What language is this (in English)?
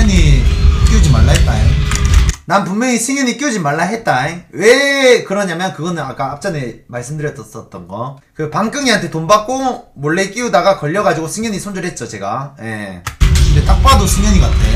Korean